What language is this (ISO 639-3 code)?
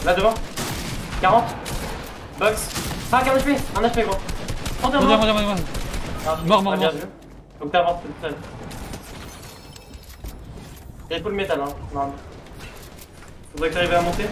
fra